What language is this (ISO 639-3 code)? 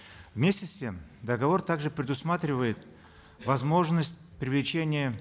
kaz